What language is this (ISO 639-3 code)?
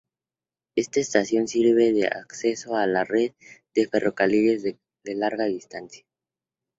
spa